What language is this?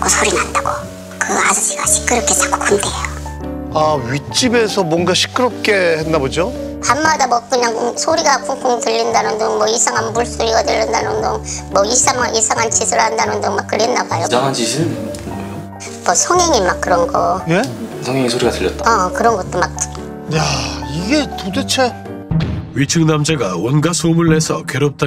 Korean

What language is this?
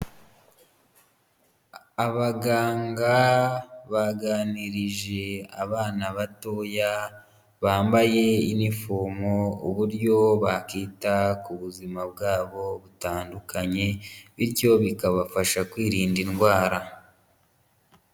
Kinyarwanda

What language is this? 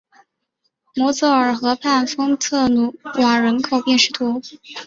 Chinese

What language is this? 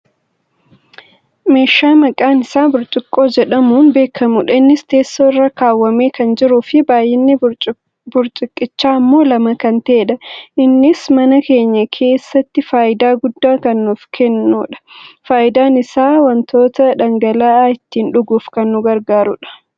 Oromo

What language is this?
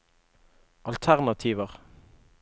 Norwegian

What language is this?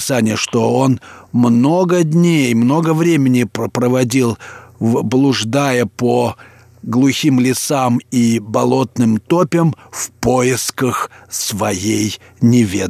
Russian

